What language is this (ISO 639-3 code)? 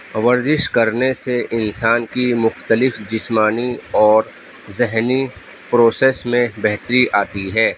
urd